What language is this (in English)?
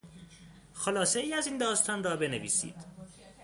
Persian